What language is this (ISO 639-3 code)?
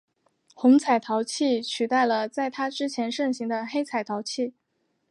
zho